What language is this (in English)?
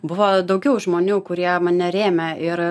Lithuanian